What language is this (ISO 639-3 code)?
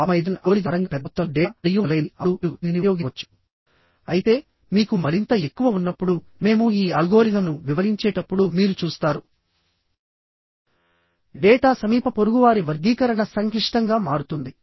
tel